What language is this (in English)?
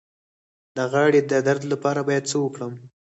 Pashto